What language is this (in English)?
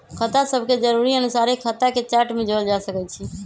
Magahi